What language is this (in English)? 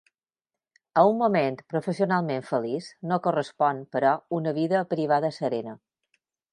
Catalan